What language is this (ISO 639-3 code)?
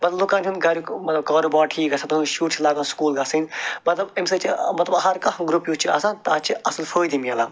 kas